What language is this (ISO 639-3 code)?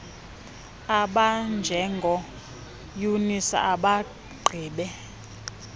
xho